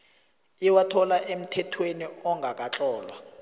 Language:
South Ndebele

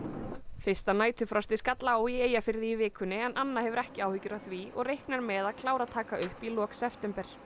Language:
Icelandic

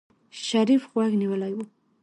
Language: Pashto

